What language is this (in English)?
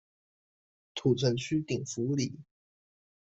Chinese